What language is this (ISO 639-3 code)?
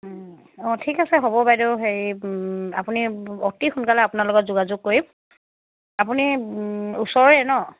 asm